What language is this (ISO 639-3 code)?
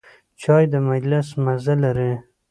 pus